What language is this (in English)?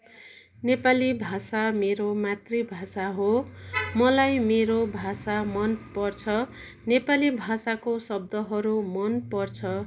Nepali